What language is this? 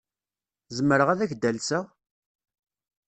Kabyle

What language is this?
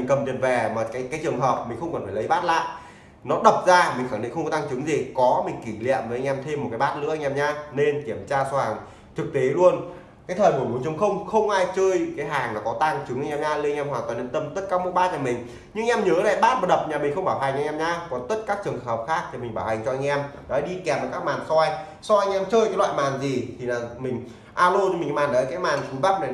Vietnamese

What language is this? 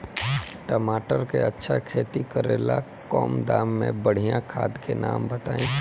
Bhojpuri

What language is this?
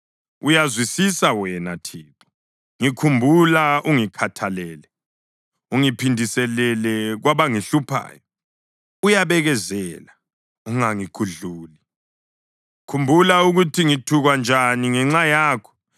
North Ndebele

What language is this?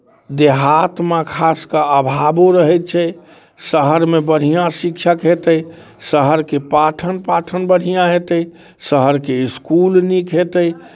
Maithili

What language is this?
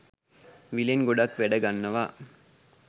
Sinhala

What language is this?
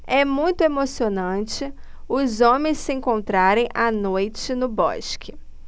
Portuguese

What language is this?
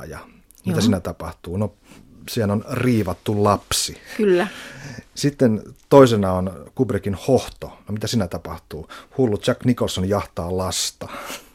Finnish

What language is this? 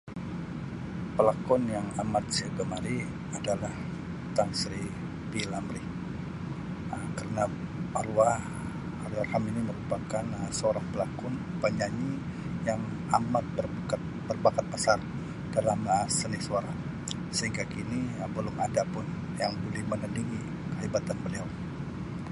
Sabah Malay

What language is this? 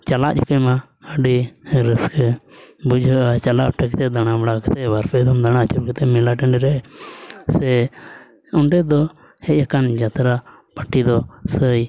Santali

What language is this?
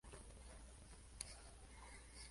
Spanish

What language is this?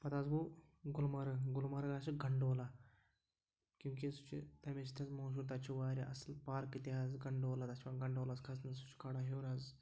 Kashmiri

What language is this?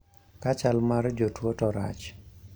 Luo (Kenya and Tanzania)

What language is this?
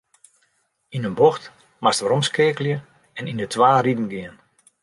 Western Frisian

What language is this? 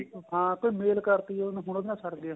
Punjabi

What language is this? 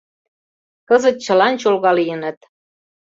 Mari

